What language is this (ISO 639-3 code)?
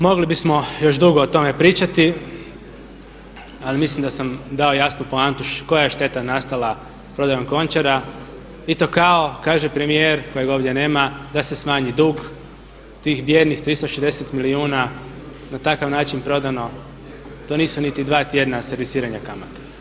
hrv